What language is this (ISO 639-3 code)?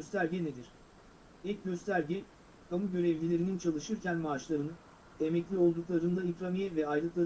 tur